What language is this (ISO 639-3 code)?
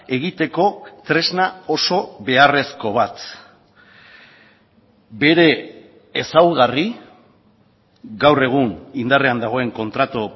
eus